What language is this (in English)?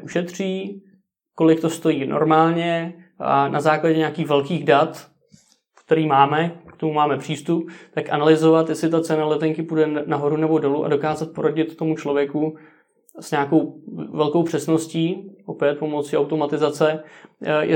Czech